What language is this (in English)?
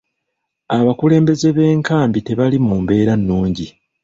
Ganda